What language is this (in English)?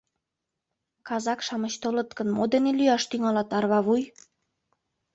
Mari